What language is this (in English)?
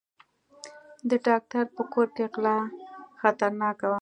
Pashto